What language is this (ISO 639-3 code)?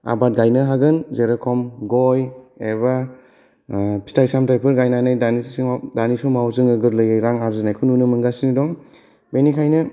brx